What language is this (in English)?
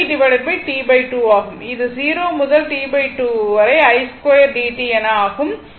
Tamil